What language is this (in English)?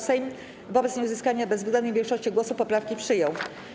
Polish